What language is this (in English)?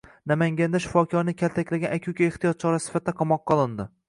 Uzbek